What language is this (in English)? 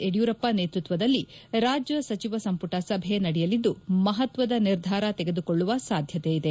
Kannada